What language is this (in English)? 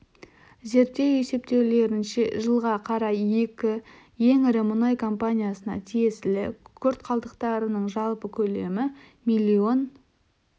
Kazakh